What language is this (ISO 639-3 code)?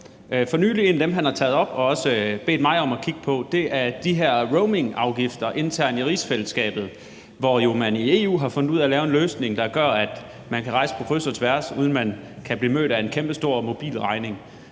dan